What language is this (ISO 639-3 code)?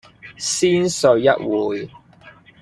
yue